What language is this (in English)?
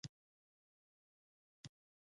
Pashto